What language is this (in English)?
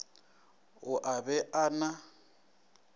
Northern Sotho